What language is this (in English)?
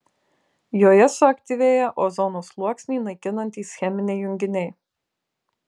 Lithuanian